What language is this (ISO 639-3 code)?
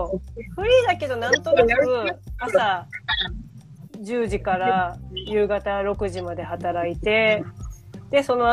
jpn